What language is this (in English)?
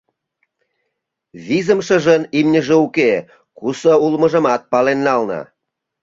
Mari